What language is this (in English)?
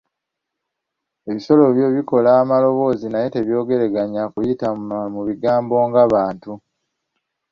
Ganda